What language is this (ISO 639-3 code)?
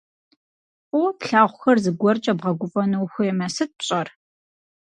kbd